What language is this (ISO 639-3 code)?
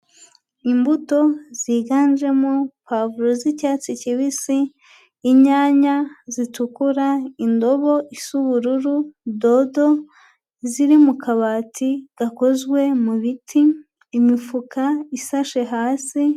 kin